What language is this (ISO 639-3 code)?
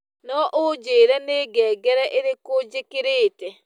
kik